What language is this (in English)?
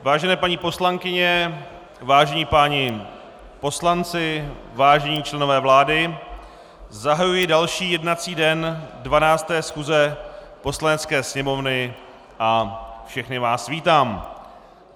Czech